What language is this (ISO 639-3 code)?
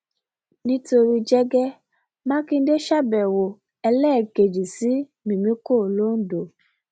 yor